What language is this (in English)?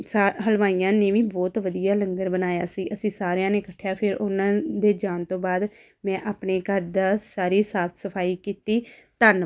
Punjabi